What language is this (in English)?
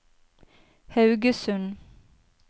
Norwegian